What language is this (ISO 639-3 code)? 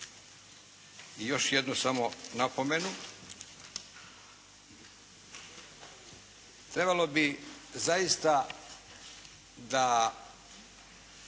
hrv